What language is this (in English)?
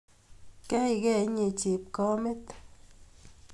Kalenjin